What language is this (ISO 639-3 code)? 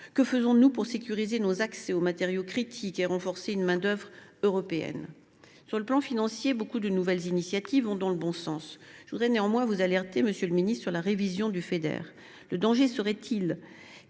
fra